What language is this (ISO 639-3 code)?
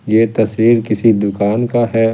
hin